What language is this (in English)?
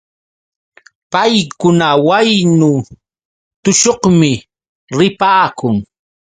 Yauyos Quechua